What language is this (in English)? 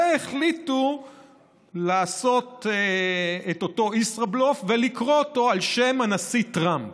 Hebrew